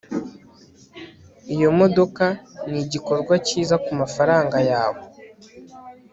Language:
Kinyarwanda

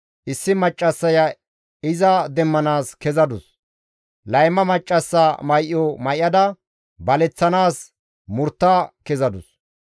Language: Gamo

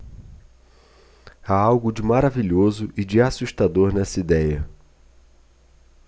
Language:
Portuguese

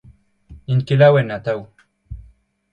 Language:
Breton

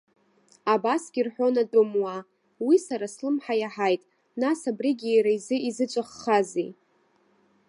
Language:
Abkhazian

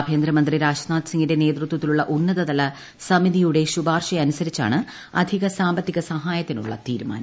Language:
Malayalam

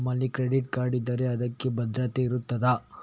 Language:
Kannada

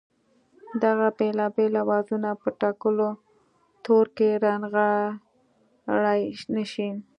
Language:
Pashto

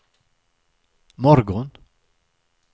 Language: Swedish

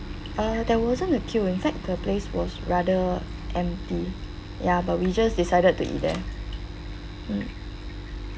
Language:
English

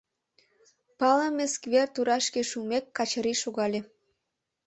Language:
Mari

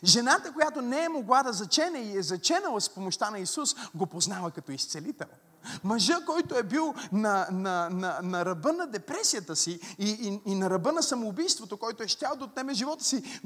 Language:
Bulgarian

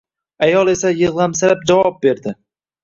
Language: Uzbek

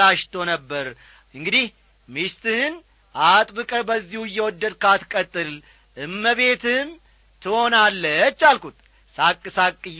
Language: Amharic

